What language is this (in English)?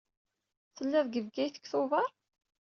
Kabyle